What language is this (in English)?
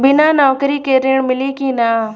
Bhojpuri